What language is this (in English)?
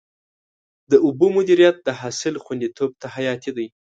Pashto